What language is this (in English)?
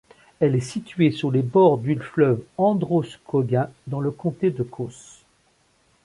French